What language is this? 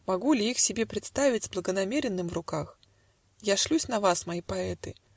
Russian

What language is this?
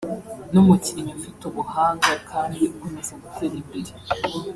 Kinyarwanda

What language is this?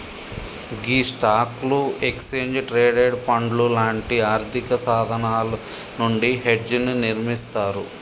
Telugu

